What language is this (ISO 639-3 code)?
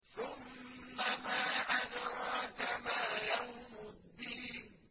ara